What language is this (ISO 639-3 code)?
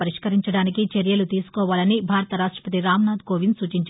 tel